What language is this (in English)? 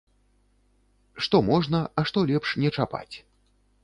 Belarusian